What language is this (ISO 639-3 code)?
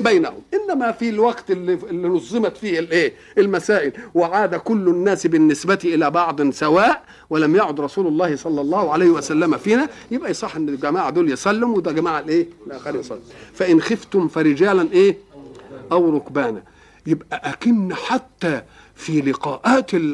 ara